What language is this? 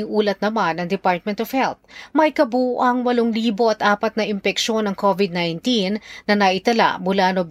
Filipino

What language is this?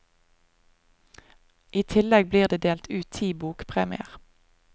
Norwegian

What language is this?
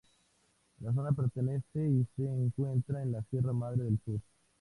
Spanish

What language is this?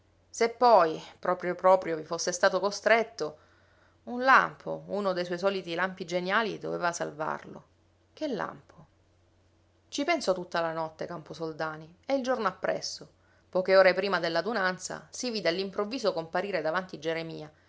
Italian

